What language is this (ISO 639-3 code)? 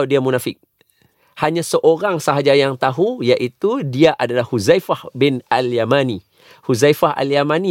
msa